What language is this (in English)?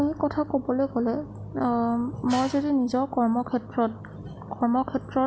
Assamese